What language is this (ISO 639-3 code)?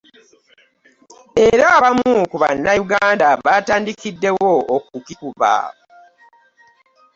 lug